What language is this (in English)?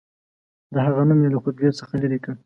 Pashto